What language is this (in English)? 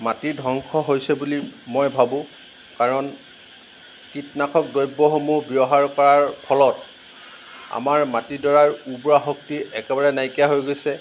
Assamese